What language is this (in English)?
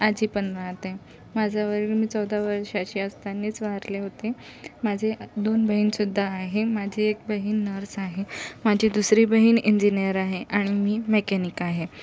Marathi